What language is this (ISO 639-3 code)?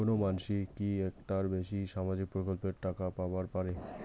ben